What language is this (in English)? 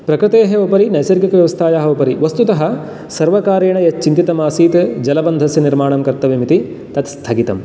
Sanskrit